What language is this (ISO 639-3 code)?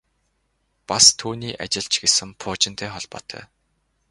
mon